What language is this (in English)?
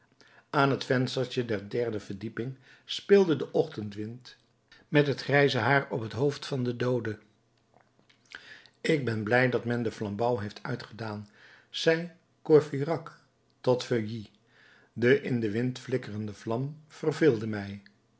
Dutch